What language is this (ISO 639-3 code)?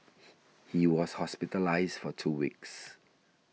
eng